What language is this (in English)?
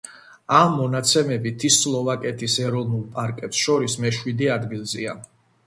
Georgian